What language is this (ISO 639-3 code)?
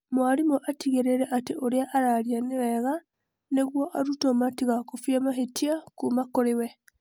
kik